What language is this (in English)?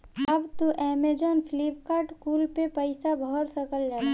Bhojpuri